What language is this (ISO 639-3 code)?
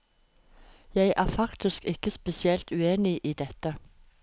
nor